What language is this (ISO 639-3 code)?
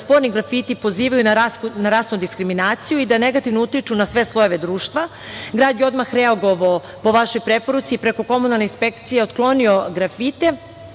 srp